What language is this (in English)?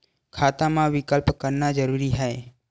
Chhattisgarhi